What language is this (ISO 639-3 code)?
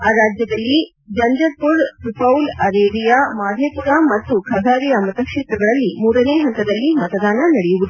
kan